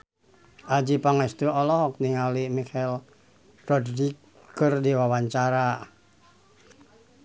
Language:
Sundanese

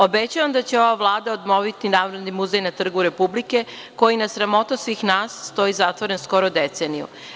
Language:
Serbian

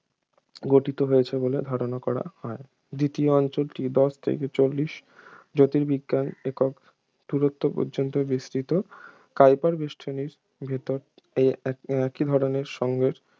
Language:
Bangla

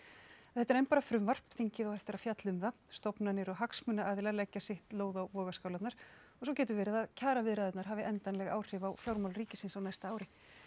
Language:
Icelandic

